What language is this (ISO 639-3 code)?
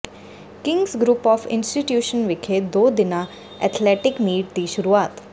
pan